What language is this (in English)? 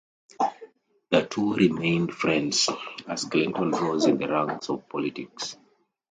English